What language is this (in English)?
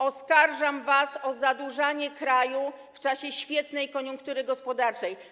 Polish